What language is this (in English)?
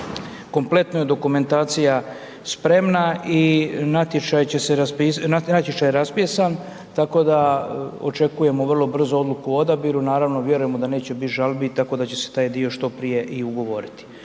Croatian